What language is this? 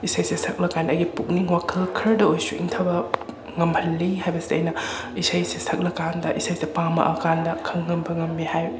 Manipuri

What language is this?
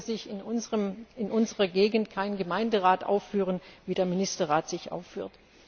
German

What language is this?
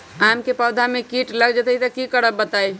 Magahi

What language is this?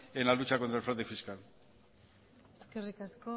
Spanish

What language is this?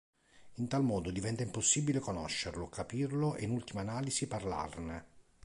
Italian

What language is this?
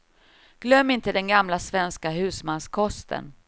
Swedish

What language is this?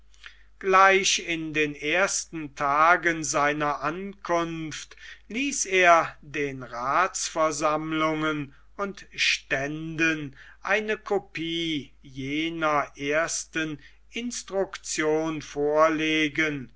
German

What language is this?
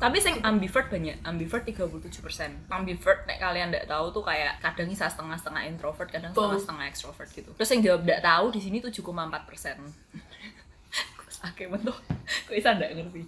Indonesian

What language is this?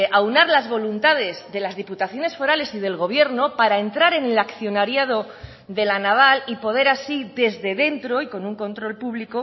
Spanish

